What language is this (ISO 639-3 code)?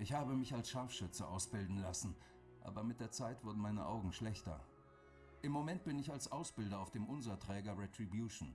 deu